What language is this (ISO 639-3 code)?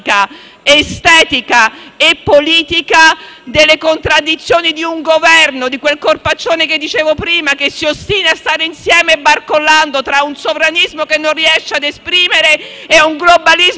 ita